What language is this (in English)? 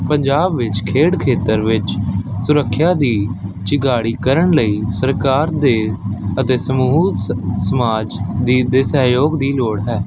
Punjabi